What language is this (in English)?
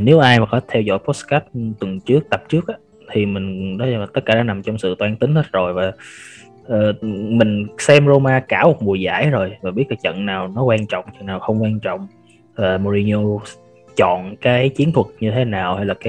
Vietnamese